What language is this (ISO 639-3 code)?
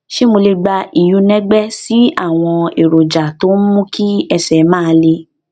yor